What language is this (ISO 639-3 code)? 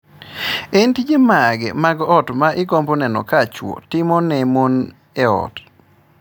luo